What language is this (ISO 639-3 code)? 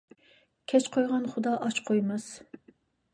uig